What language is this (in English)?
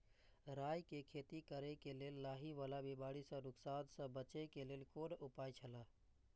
Maithili